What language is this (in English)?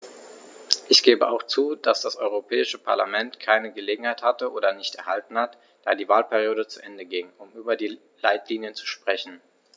German